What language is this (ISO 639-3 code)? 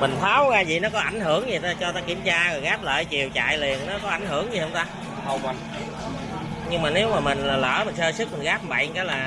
vie